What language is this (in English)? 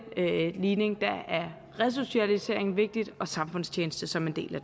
Danish